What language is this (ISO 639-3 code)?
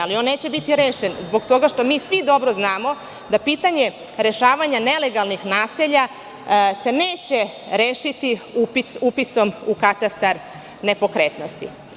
srp